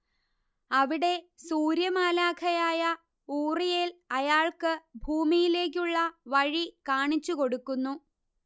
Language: Malayalam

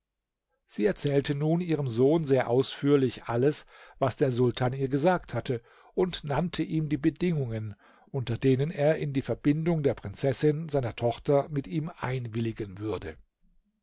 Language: German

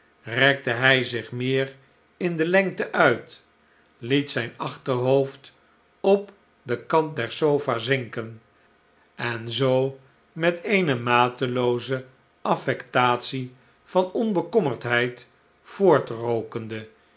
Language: Dutch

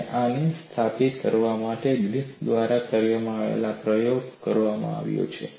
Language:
Gujarati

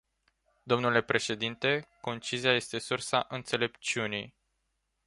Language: Romanian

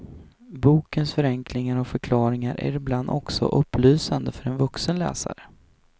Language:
Swedish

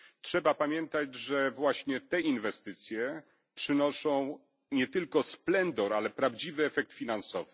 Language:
Polish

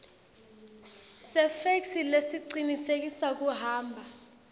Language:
Swati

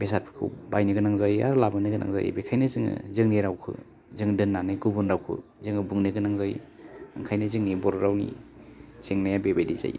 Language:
Bodo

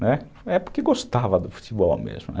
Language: Portuguese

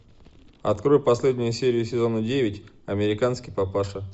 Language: Russian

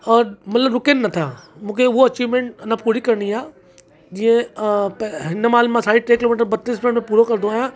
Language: Sindhi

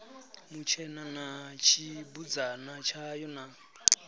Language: Venda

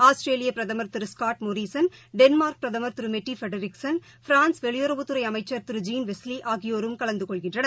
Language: Tamil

